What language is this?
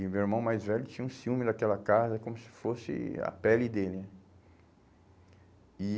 Portuguese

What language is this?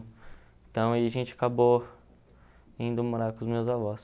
Portuguese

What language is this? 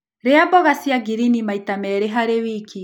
Kikuyu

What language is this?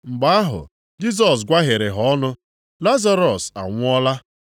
Igbo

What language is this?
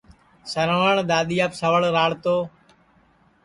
Sansi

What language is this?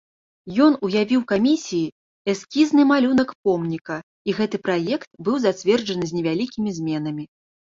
Belarusian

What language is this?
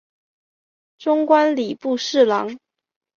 Chinese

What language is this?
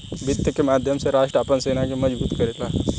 Bhojpuri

